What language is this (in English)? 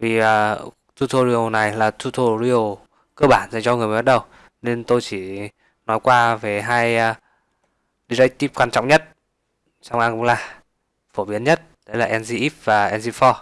Vietnamese